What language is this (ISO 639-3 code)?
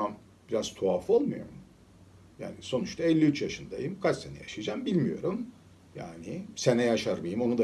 tur